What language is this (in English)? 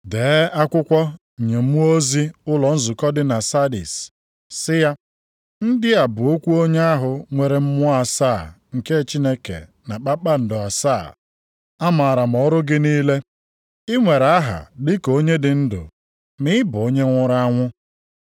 Igbo